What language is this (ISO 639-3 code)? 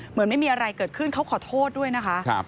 tha